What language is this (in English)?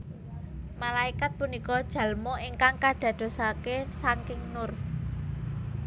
Javanese